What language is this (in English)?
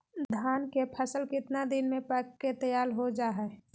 Magahi